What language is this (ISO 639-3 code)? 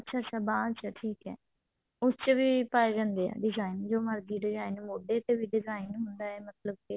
pan